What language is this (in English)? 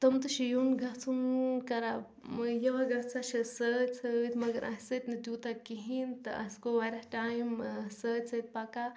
Kashmiri